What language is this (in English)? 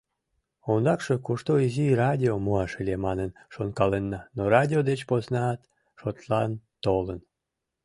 Mari